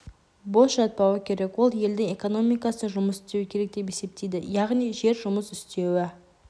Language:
Kazakh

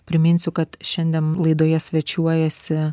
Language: Lithuanian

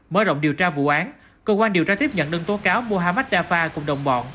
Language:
Vietnamese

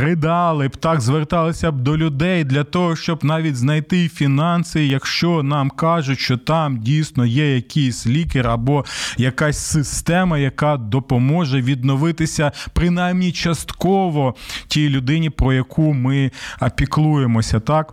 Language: Ukrainian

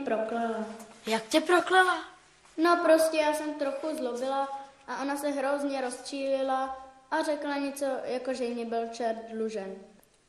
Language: Czech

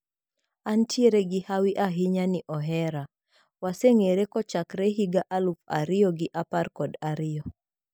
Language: Luo (Kenya and Tanzania)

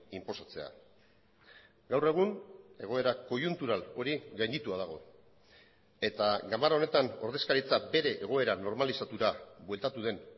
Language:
Basque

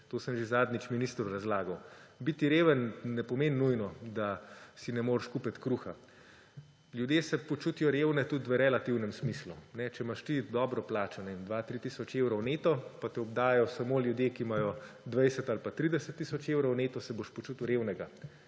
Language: Slovenian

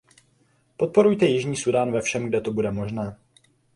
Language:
Czech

